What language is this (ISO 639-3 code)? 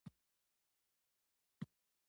pus